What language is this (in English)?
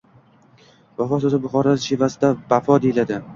Uzbek